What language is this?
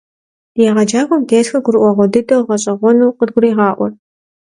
Kabardian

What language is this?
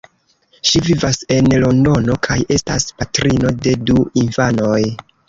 Esperanto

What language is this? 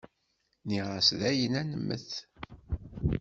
Kabyle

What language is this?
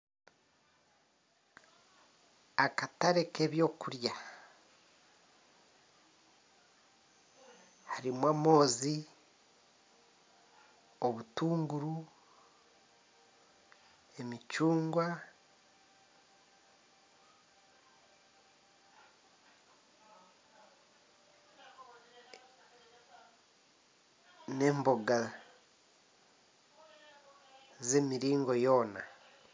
Nyankole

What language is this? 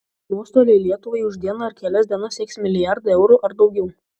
Lithuanian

